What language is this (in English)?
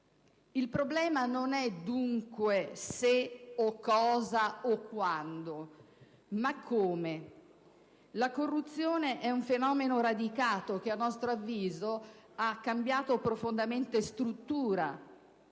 Italian